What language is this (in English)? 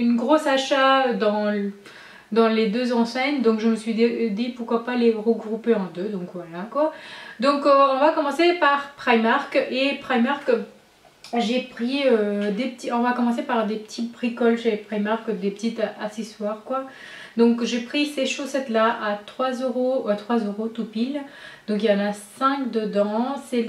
French